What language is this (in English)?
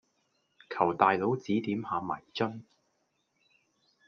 Cantonese